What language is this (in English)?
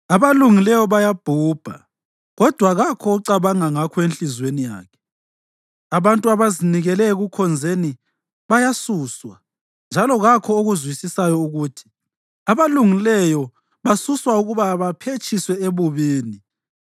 North Ndebele